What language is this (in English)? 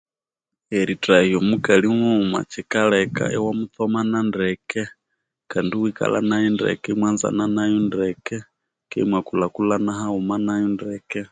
Konzo